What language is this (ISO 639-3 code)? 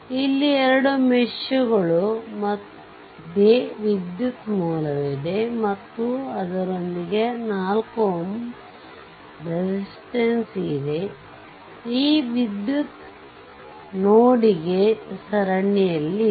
kan